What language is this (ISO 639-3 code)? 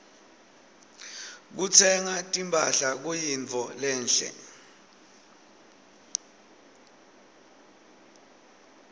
ssw